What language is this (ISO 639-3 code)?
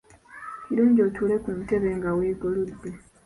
lug